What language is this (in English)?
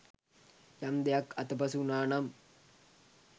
Sinhala